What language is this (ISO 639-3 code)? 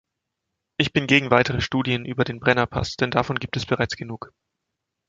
deu